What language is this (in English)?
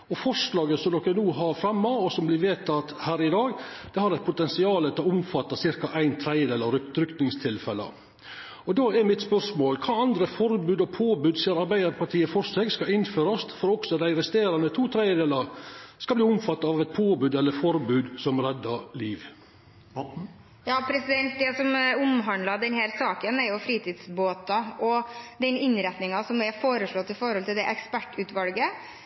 Norwegian